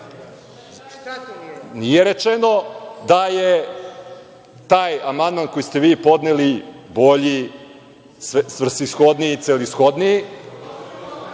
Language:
Serbian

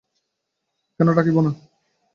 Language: Bangla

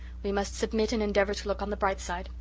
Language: English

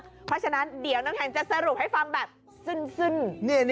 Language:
Thai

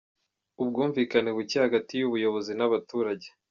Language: Kinyarwanda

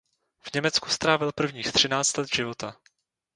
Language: Czech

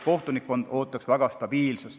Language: Estonian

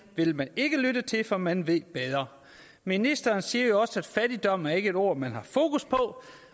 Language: Danish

